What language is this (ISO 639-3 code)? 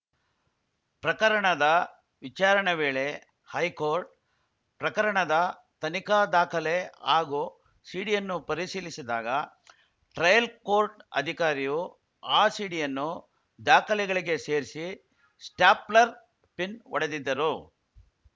kan